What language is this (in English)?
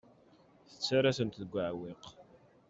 Kabyle